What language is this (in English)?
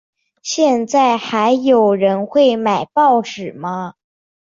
Chinese